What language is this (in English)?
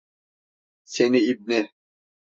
Turkish